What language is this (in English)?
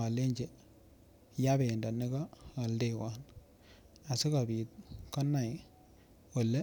Kalenjin